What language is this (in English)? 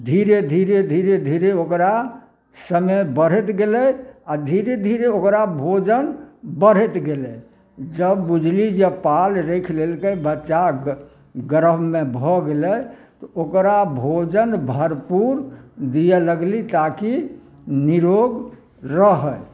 Maithili